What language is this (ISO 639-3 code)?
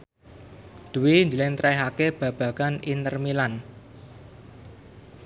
jav